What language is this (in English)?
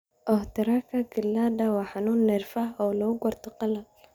Somali